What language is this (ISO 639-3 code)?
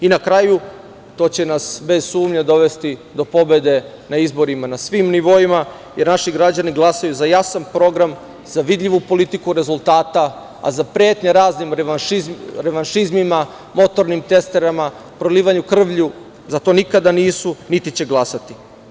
srp